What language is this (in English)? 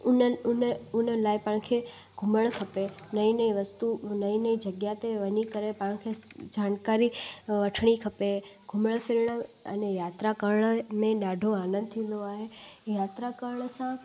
Sindhi